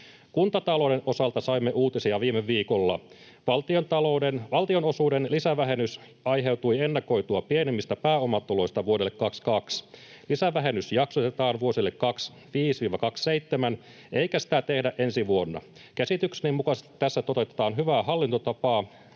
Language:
Finnish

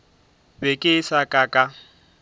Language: Northern Sotho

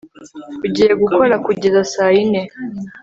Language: Kinyarwanda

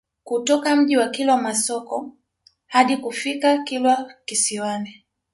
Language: Swahili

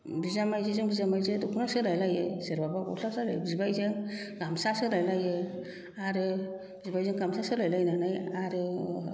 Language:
Bodo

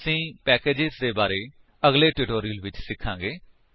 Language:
Punjabi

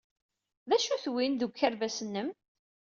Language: Kabyle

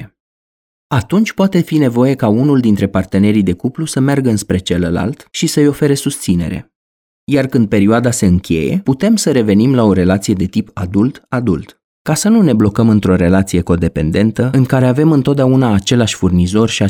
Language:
Romanian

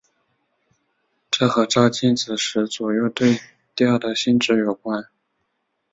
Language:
Chinese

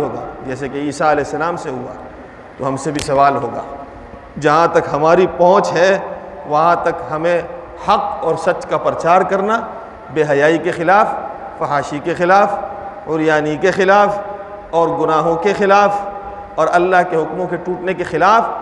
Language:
Urdu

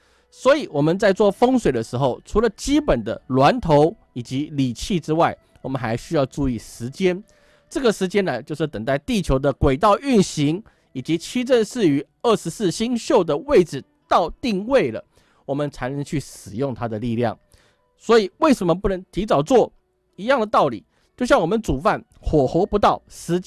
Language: Chinese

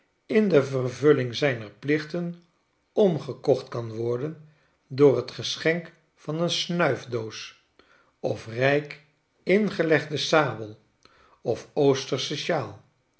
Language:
Dutch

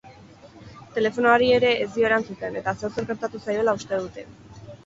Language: Basque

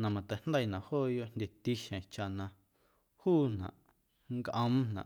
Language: Guerrero Amuzgo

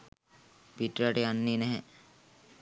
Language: Sinhala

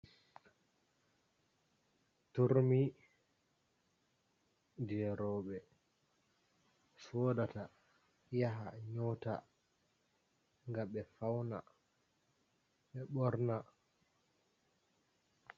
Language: Fula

